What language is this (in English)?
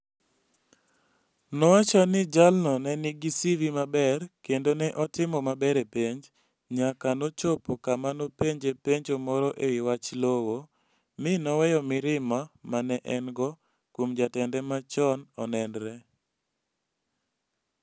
Luo (Kenya and Tanzania)